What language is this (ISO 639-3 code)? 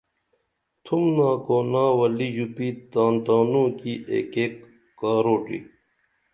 dml